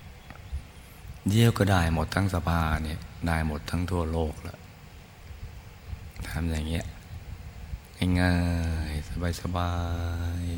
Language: Thai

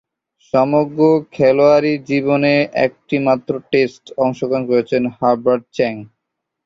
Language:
Bangla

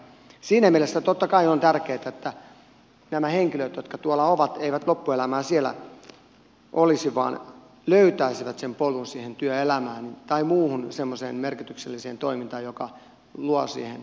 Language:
Finnish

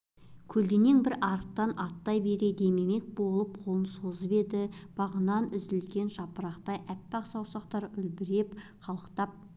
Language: Kazakh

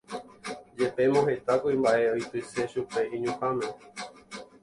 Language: Guarani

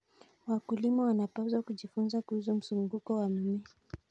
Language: Kalenjin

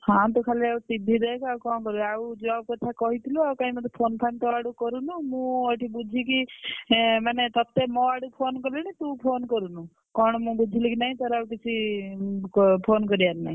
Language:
Odia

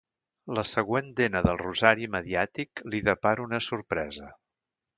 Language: Catalan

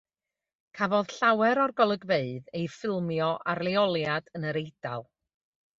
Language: Welsh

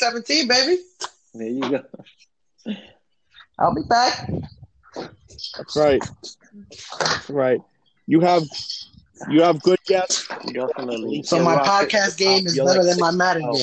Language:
English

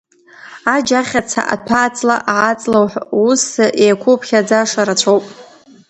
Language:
Abkhazian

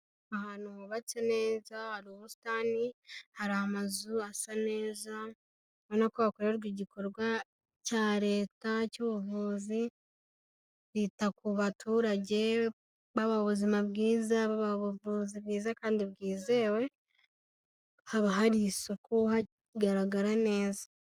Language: Kinyarwanda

